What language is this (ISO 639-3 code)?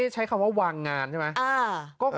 tha